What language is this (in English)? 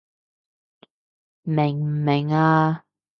Cantonese